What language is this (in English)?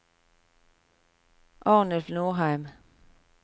Norwegian